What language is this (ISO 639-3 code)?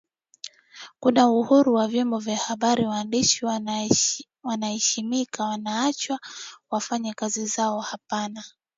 swa